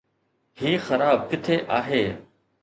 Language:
Sindhi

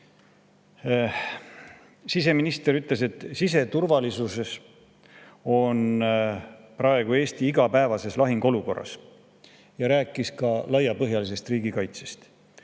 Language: Estonian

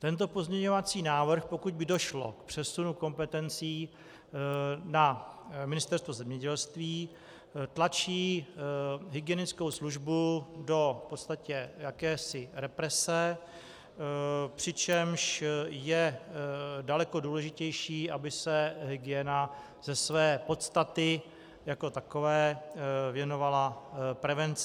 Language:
Czech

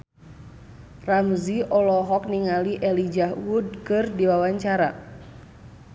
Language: Sundanese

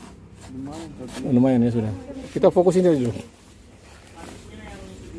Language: Indonesian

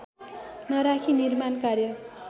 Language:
Nepali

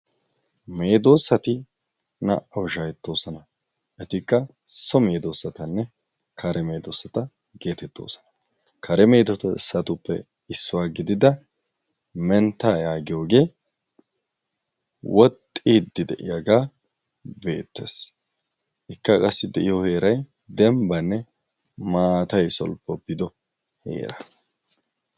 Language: Wolaytta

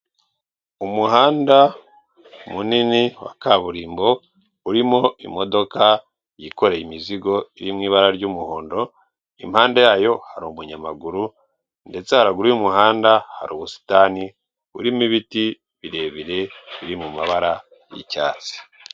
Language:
Kinyarwanda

